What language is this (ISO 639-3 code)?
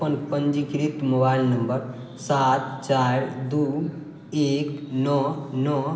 mai